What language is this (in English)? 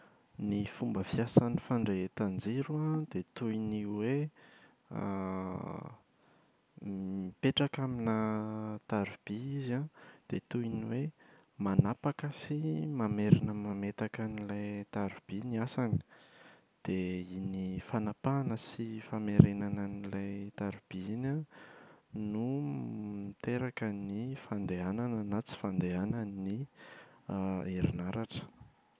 Malagasy